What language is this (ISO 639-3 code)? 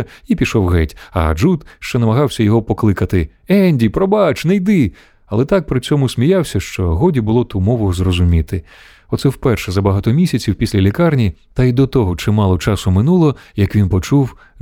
ukr